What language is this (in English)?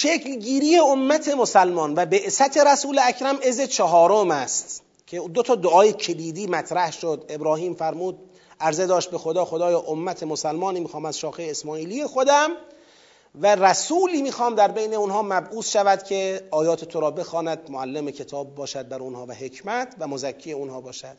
Persian